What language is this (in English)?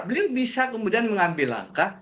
Indonesian